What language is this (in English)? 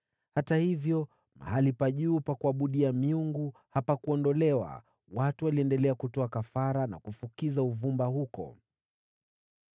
Swahili